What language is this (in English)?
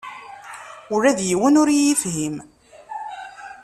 Kabyle